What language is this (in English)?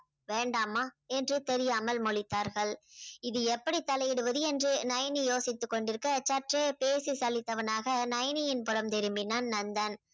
Tamil